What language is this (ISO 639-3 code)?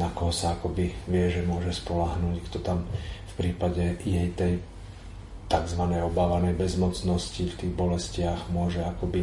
slk